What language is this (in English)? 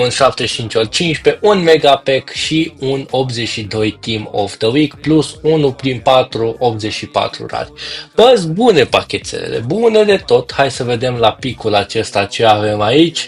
Romanian